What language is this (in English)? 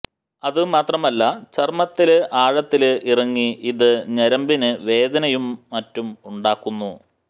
Malayalam